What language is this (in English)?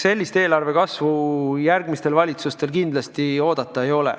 Estonian